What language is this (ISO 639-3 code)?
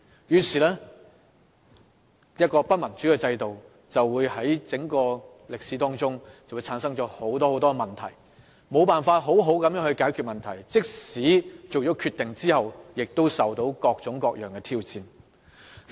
yue